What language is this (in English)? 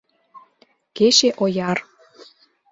Mari